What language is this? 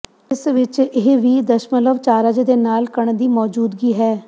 Punjabi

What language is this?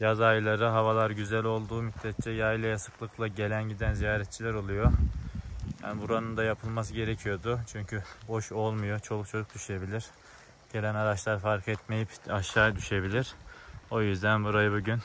Turkish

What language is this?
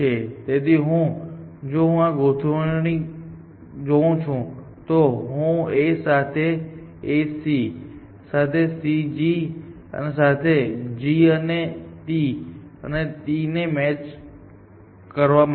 Gujarati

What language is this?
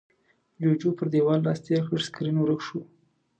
Pashto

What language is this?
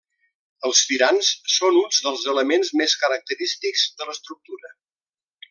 Catalan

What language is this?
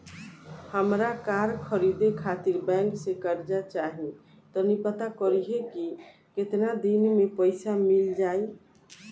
Bhojpuri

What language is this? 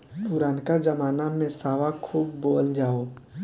Bhojpuri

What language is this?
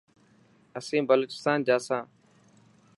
Dhatki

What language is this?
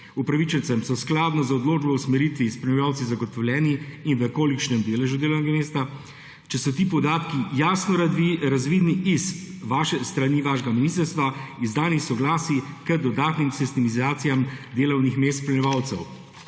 Slovenian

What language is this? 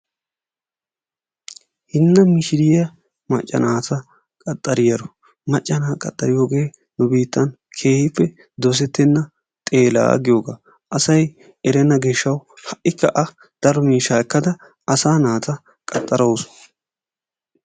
Wolaytta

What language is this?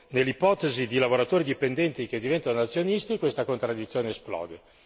Italian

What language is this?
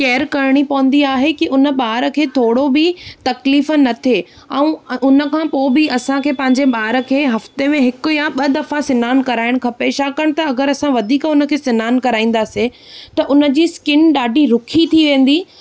Sindhi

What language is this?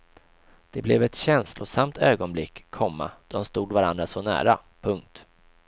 Swedish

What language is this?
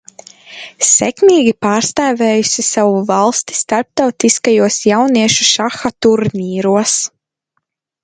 Latvian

